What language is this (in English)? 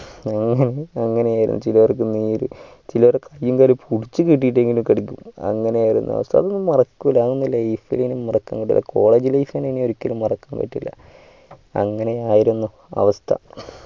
Malayalam